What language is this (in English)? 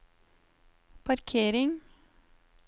Norwegian